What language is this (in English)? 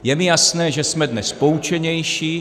Czech